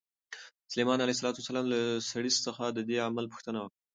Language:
Pashto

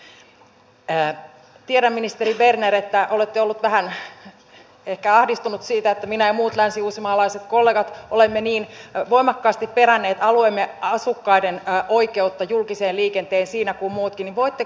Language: Finnish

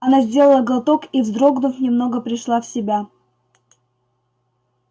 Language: Russian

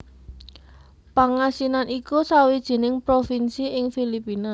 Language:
Javanese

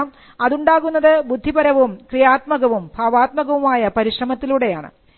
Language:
Malayalam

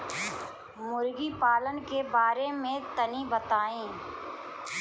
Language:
Bhojpuri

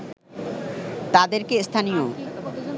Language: Bangla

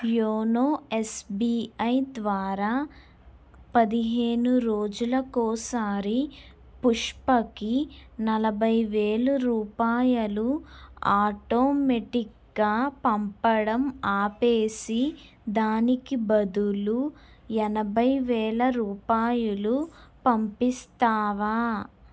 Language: Telugu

